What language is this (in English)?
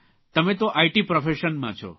Gujarati